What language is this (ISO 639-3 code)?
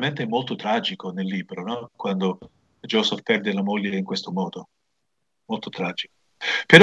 ita